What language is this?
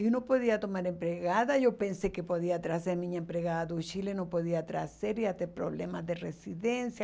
Portuguese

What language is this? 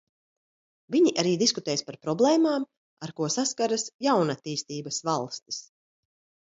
Latvian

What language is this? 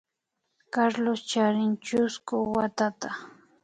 Imbabura Highland Quichua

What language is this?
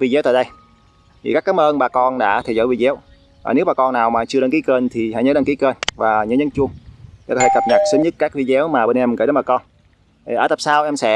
Vietnamese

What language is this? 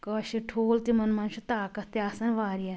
Kashmiri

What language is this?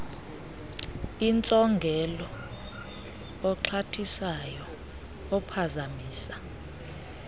Xhosa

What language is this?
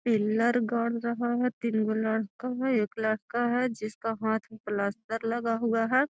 Magahi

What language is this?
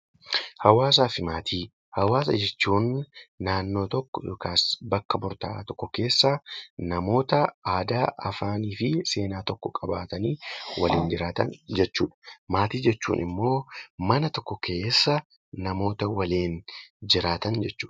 Oromo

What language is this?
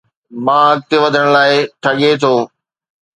Sindhi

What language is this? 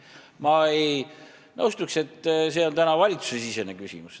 Estonian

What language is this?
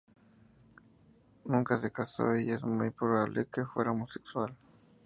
Spanish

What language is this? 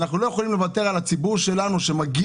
Hebrew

